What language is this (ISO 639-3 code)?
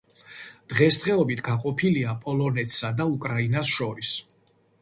kat